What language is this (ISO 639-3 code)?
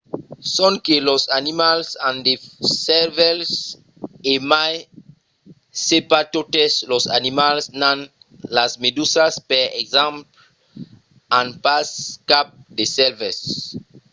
oci